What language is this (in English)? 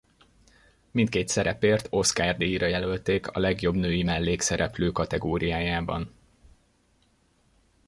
Hungarian